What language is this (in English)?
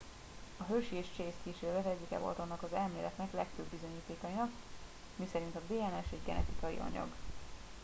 Hungarian